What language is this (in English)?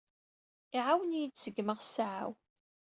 Kabyle